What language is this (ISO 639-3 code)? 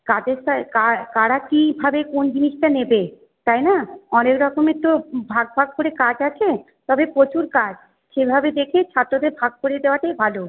ben